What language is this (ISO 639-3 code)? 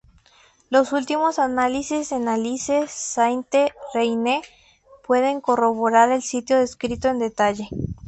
spa